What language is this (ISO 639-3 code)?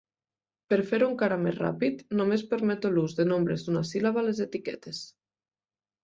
cat